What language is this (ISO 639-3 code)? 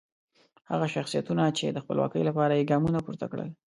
pus